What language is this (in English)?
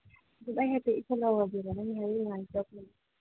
Manipuri